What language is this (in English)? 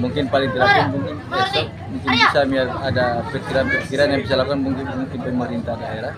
Indonesian